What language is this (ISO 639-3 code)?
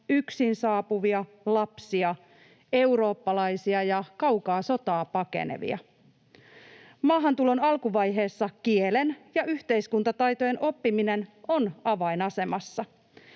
fin